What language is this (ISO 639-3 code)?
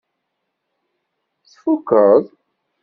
kab